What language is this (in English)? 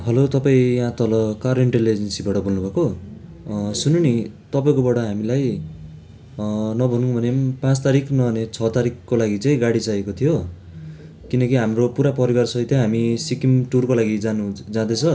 Nepali